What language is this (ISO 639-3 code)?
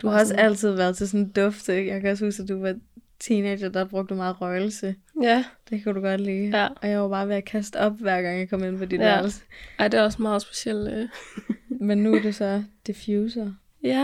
dan